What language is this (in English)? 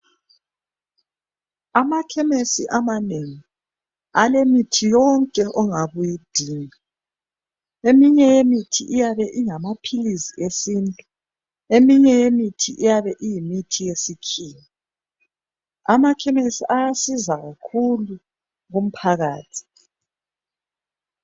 North Ndebele